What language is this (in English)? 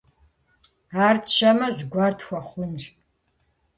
Kabardian